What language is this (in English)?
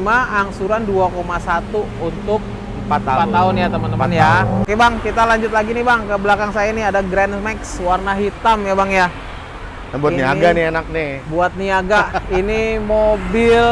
Indonesian